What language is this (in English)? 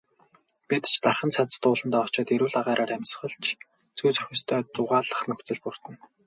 Mongolian